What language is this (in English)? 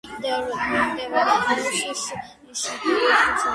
Georgian